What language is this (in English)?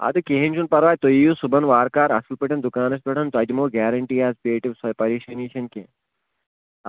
Kashmiri